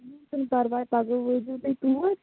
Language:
Kashmiri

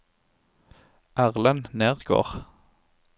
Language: Norwegian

